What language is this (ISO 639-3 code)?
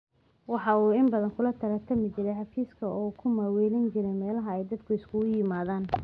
som